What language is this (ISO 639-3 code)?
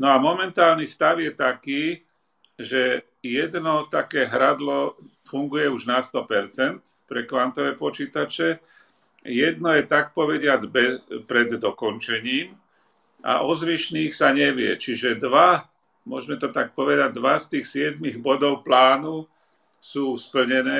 slk